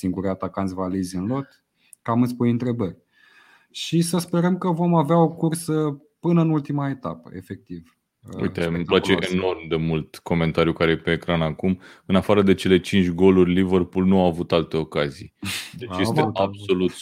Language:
Romanian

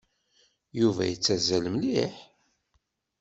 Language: Kabyle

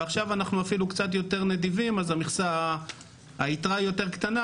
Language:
Hebrew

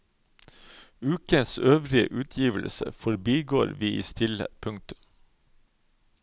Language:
Norwegian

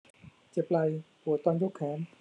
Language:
Thai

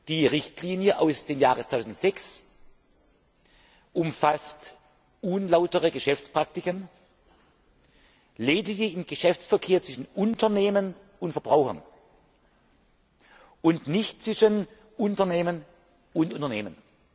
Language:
German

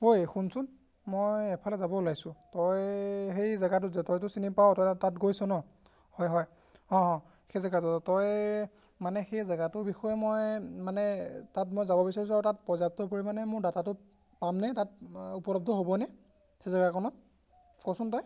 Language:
Assamese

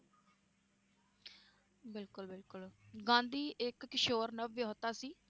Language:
Punjabi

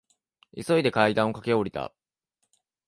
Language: Japanese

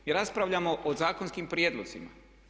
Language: Croatian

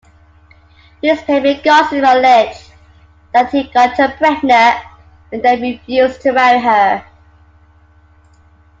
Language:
English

